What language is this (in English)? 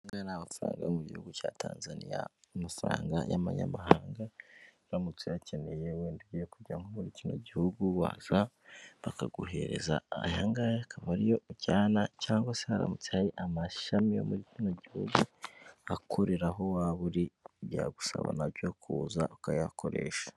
Kinyarwanda